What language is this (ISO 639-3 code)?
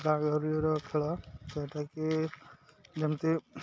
ori